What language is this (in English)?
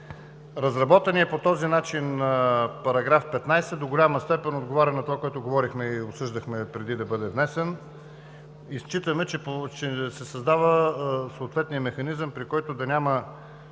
Bulgarian